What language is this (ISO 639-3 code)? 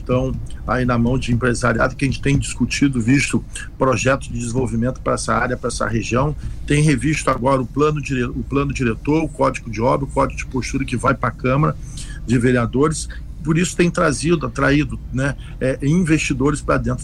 por